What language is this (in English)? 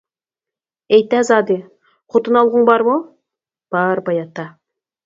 Uyghur